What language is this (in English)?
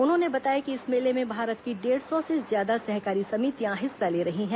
Hindi